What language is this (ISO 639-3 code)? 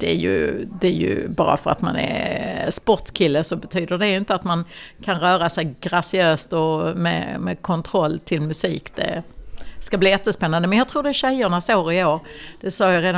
swe